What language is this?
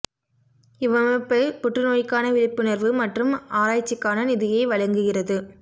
Tamil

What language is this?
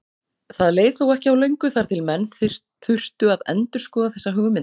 Icelandic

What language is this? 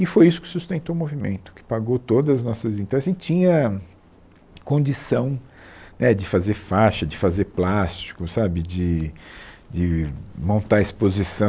Portuguese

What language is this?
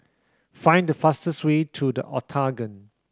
English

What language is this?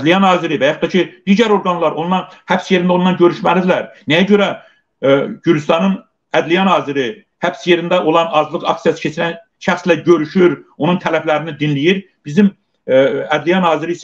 Turkish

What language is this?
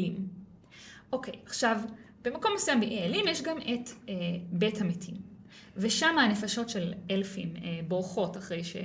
Hebrew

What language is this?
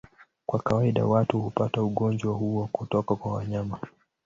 Swahili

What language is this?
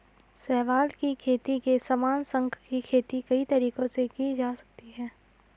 Hindi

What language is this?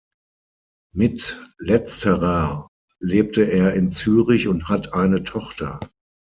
German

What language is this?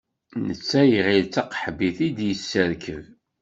Kabyle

